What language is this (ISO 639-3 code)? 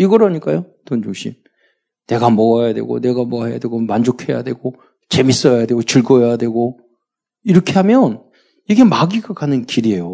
kor